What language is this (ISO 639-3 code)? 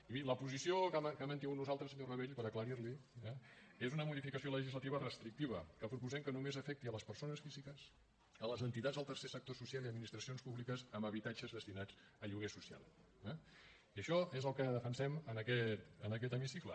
cat